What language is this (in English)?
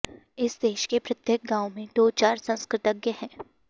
Sanskrit